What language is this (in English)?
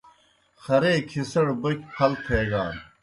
Kohistani Shina